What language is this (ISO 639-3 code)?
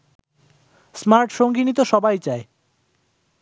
ben